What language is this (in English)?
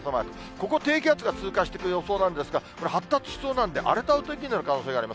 Japanese